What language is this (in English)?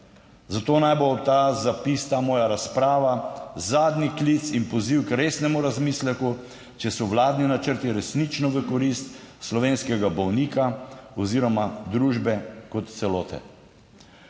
Slovenian